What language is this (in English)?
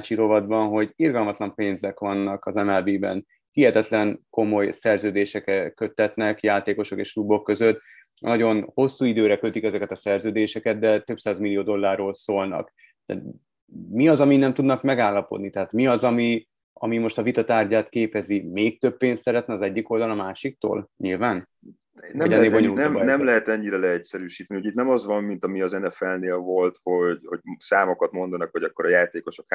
Hungarian